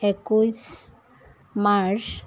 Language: Assamese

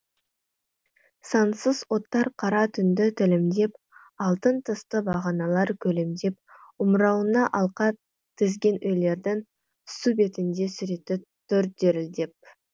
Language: Kazakh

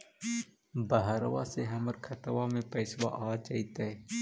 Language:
Magahi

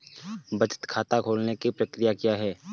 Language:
Hindi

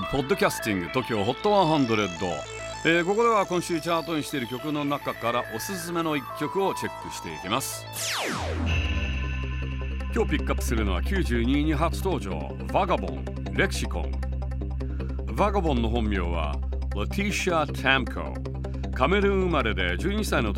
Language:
Japanese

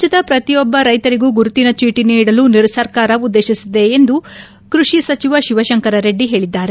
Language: Kannada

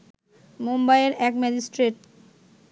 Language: Bangla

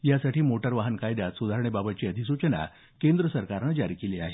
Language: Marathi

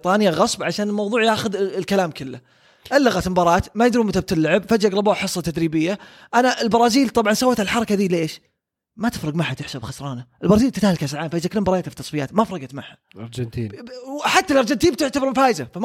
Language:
Arabic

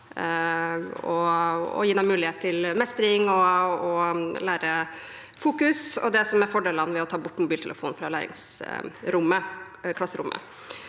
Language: Norwegian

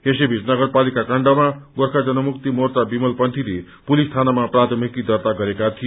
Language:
Nepali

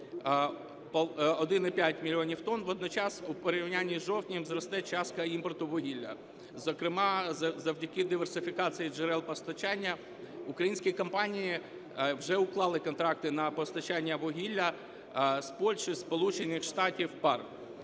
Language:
Ukrainian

